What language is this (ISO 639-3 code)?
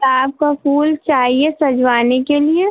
hin